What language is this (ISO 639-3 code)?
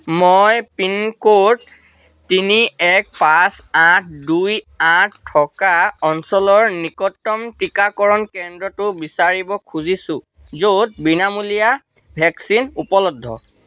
asm